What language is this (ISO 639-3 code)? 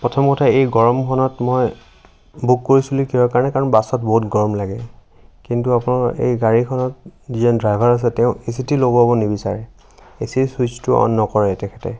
asm